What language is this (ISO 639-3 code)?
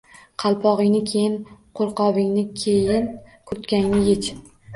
uzb